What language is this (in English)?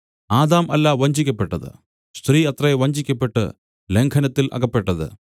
Malayalam